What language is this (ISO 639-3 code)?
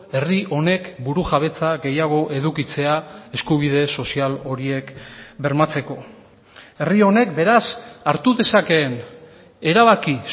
eus